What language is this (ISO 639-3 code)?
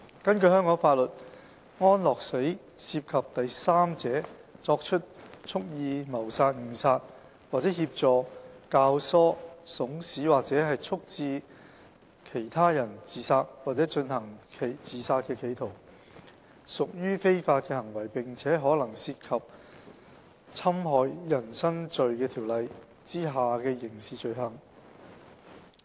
yue